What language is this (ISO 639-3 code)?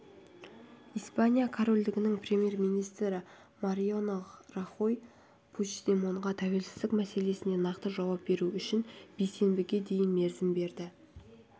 kaz